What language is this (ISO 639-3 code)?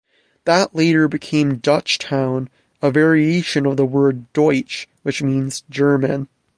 eng